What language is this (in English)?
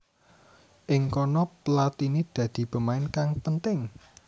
Javanese